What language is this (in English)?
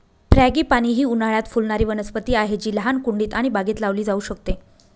Marathi